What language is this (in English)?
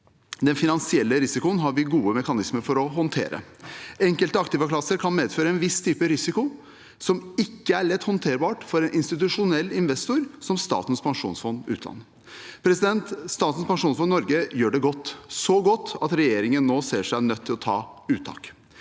Norwegian